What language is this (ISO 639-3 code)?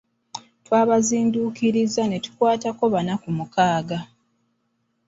lug